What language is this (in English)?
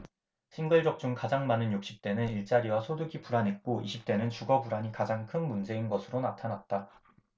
Korean